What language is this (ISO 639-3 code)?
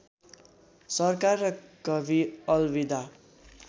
nep